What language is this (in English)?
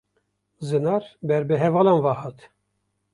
Kurdish